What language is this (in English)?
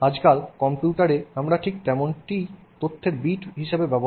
Bangla